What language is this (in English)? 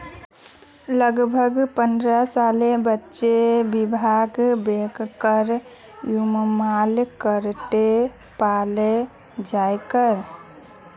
Magahi